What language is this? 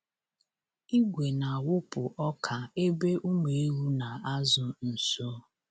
Igbo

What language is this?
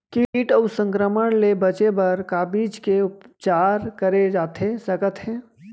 Chhattisgarhi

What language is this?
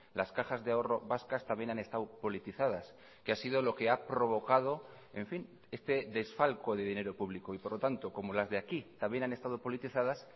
Spanish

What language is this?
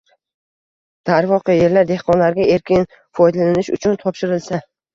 Uzbek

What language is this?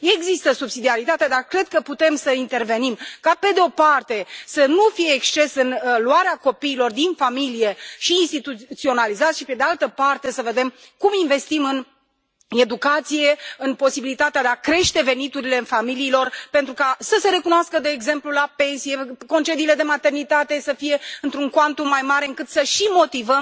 Romanian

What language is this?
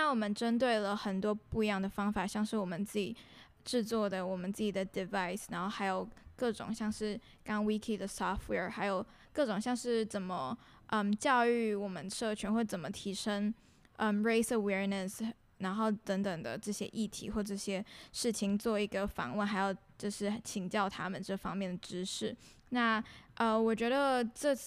Chinese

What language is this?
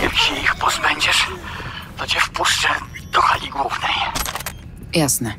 Polish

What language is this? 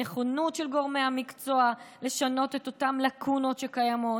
Hebrew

